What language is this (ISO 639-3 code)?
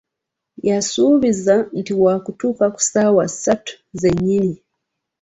lug